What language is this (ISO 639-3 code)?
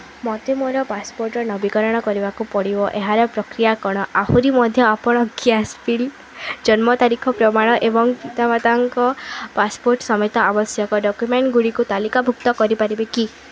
ori